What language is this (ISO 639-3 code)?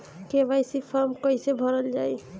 bho